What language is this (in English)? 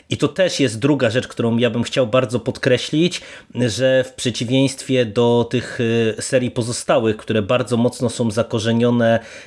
Polish